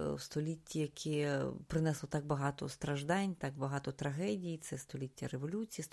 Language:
Ukrainian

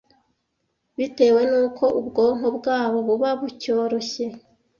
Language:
Kinyarwanda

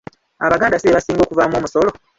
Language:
Ganda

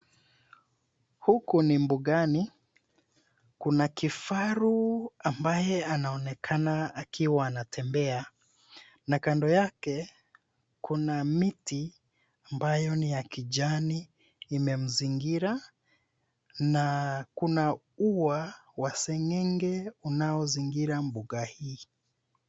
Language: Swahili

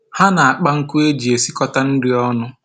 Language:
Igbo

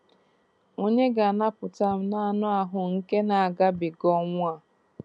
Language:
Igbo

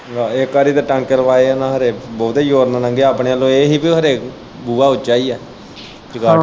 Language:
Punjabi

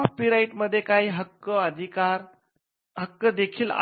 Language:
Marathi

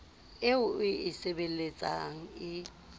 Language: Southern Sotho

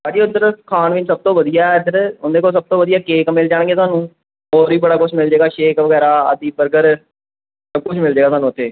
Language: Punjabi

